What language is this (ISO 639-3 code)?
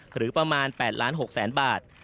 tha